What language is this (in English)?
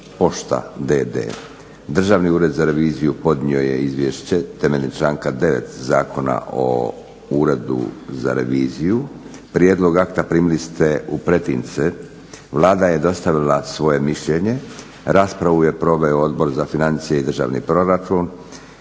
Croatian